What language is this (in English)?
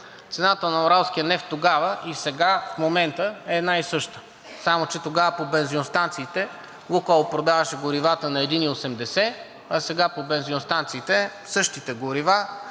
Bulgarian